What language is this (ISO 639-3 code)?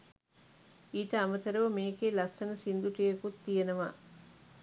sin